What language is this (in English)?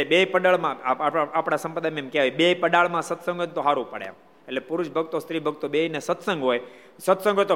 Gujarati